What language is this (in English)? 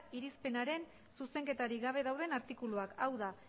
Basque